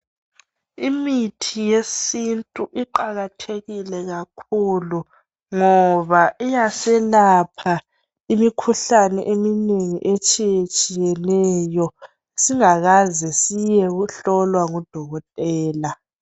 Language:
North Ndebele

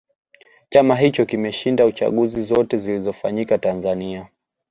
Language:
Swahili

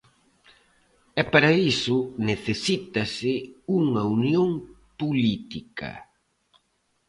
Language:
Galician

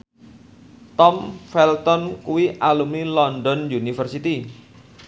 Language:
Javanese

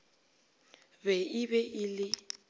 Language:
Northern Sotho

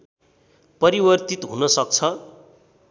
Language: Nepali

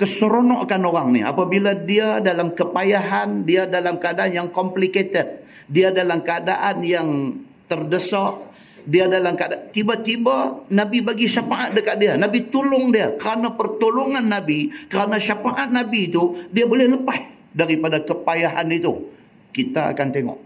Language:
Malay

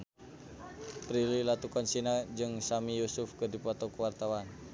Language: Sundanese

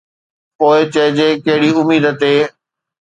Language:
Sindhi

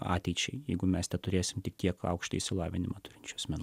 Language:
Lithuanian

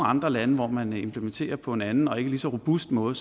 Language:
Danish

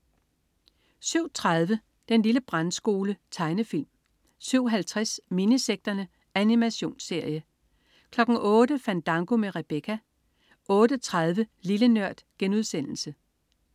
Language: Danish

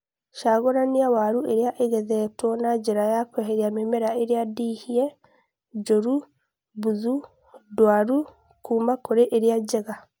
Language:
Kikuyu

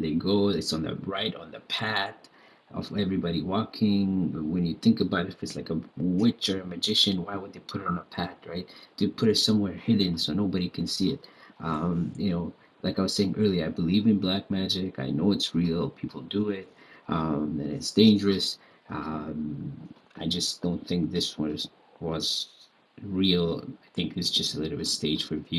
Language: Indonesian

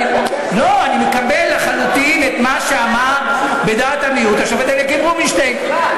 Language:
Hebrew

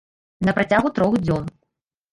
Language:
Belarusian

